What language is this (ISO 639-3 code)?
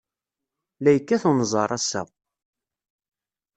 kab